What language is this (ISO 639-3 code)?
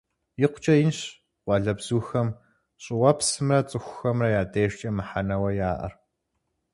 kbd